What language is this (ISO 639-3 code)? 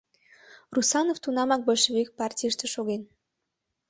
chm